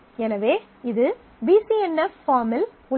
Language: Tamil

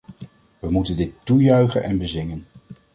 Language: Dutch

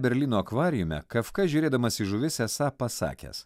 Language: Lithuanian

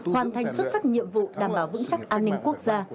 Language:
Vietnamese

